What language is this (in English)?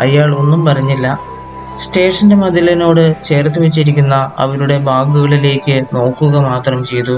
Malayalam